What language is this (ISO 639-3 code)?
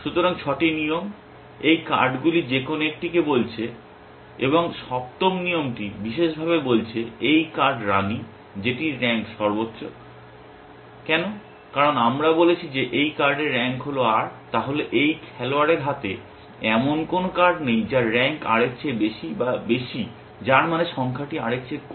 ben